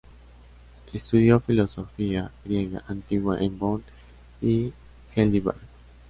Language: Spanish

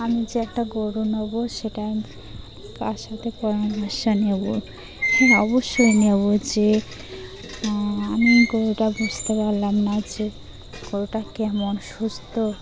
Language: Bangla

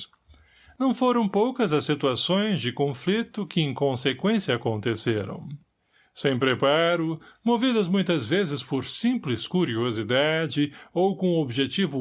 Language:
Portuguese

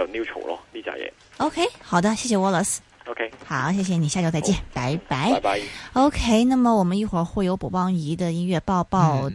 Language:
Chinese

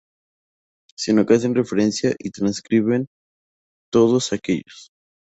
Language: Spanish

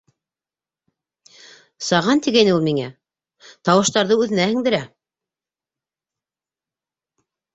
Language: Bashkir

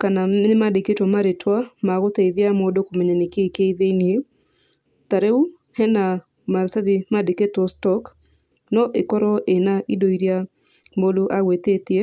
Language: Kikuyu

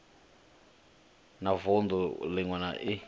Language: Venda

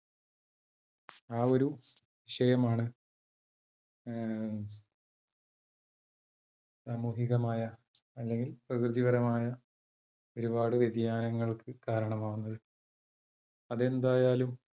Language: Malayalam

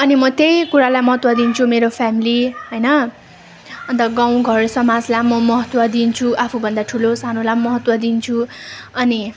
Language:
Nepali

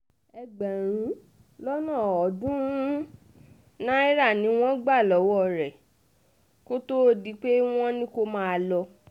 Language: Yoruba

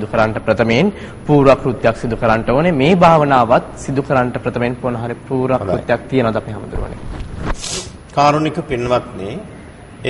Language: Turkish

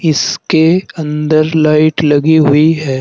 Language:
Hindi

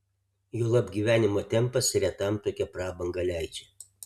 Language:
Lithuanian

